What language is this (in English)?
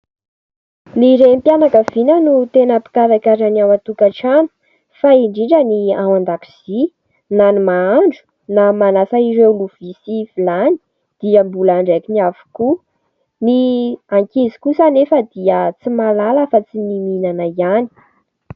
Malagasy